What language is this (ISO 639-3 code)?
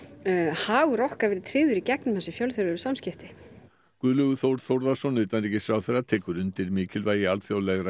isl